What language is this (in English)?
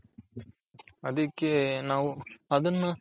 Kannada